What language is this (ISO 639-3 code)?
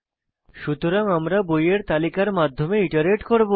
ben